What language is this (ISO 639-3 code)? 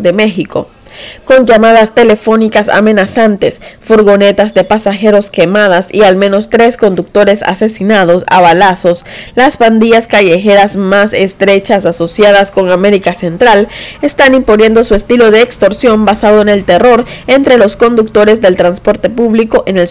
spa